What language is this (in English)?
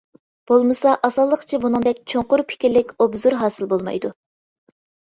Uyghur